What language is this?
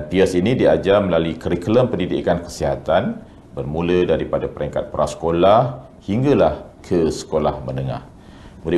Malay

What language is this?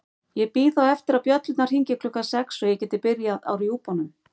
Icelandic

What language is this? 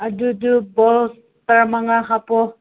Manipuri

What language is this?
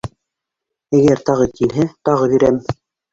Bashkir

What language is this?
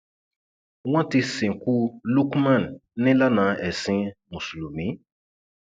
Yoruba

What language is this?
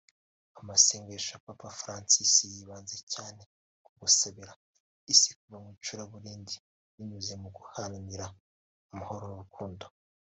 Kinyarwanda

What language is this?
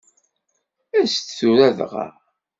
Kabyle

